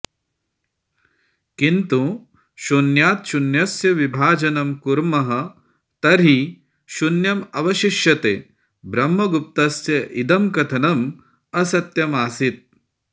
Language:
Sanskrit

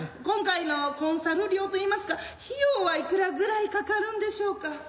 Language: Japanese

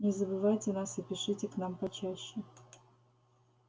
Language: Russian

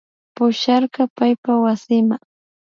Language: Imbabura Highland Quichua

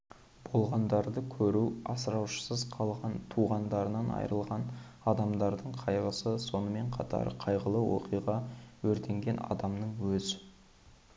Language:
Kazakh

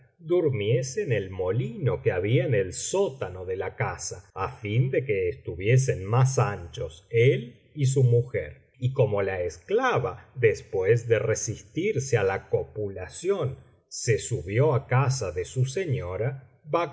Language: Spanish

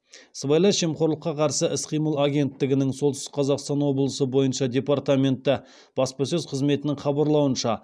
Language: Kazakh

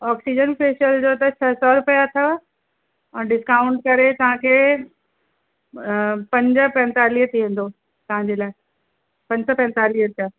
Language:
Sindhi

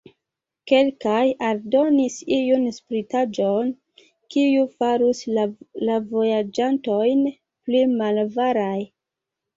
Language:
Esperanto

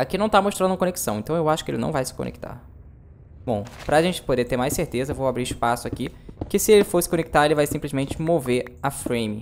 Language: Portuguese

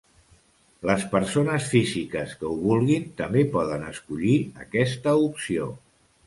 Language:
Catalan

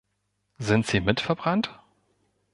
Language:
German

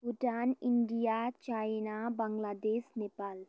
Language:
Nepali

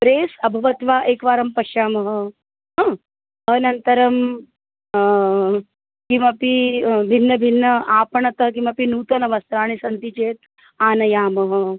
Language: Sanskrit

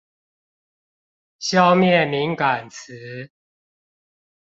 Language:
Chinese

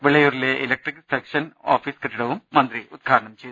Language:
Malayalam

